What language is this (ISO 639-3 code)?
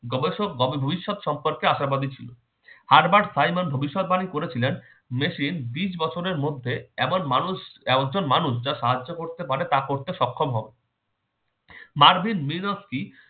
ben